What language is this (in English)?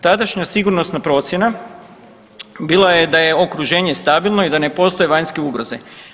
Croatian